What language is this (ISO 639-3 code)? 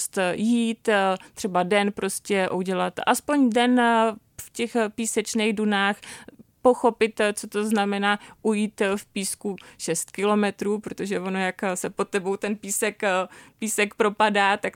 ces